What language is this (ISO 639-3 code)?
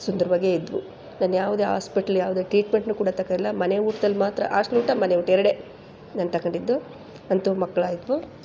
kan